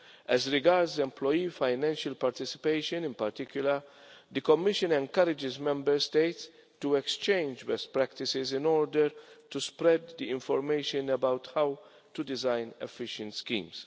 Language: English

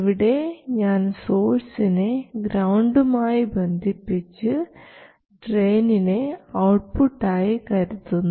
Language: Malayalam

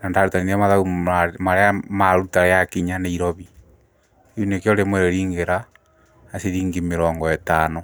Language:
Kikuyu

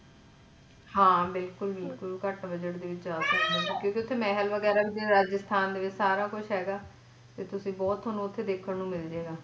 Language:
Punjabi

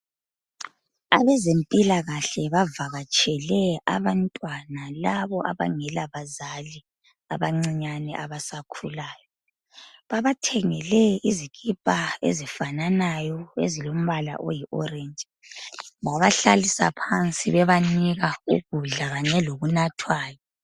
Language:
North Ndebele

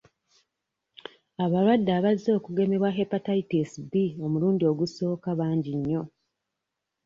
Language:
Ganda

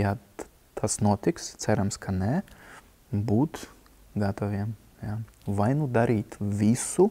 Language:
Latvian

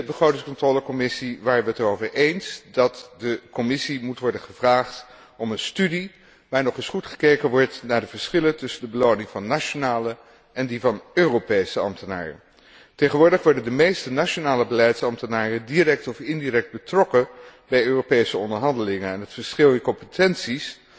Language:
Dutch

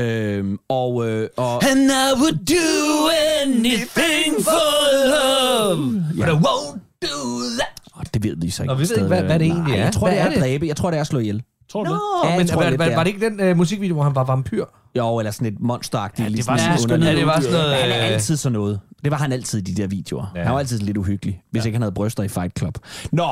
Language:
Danish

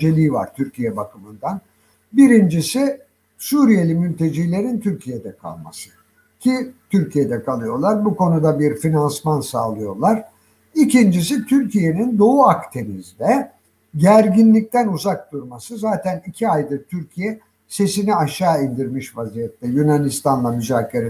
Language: Turkish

